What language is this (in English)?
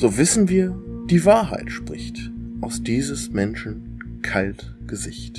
German